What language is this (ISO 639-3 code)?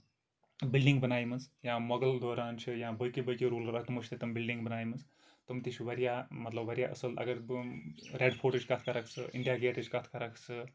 kas